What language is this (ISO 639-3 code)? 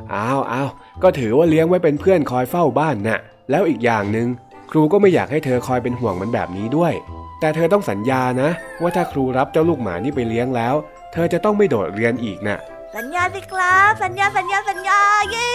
tha